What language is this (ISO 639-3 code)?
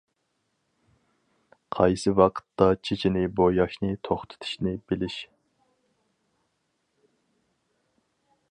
uig